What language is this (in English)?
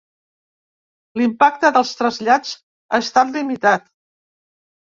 Catalan